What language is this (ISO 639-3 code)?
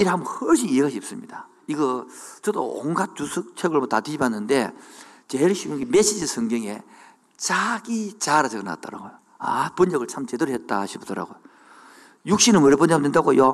kor